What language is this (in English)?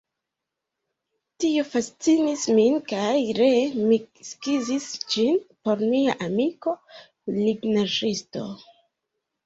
Esperanto